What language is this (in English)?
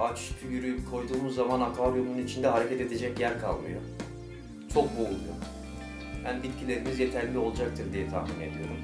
Turkish